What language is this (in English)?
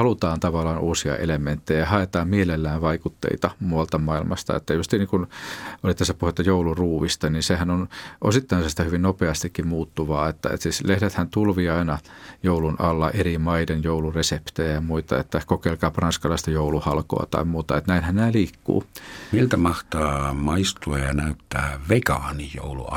Finnish